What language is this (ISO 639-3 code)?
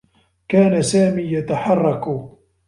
ara